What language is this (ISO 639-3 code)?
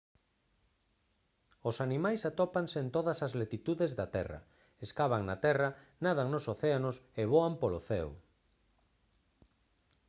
glg